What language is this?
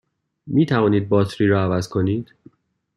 Persian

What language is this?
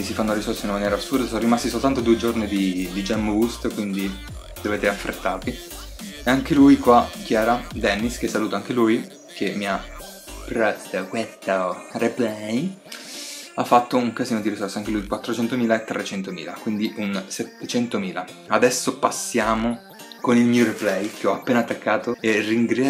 Italian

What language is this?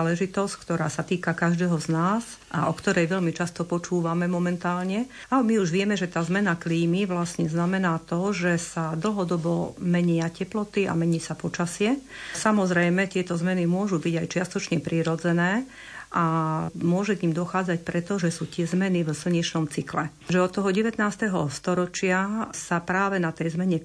Slovak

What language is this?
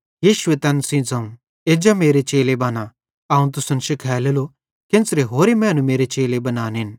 Bhadrawahi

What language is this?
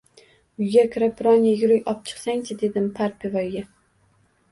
Uzbek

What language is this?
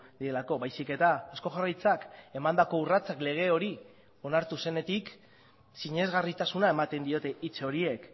Basque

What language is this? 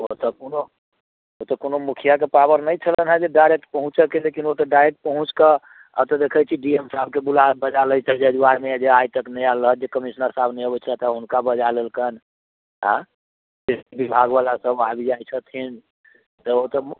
Maithili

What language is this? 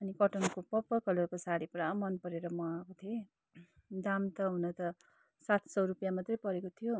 Nepali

